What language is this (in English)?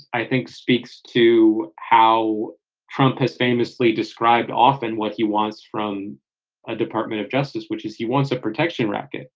English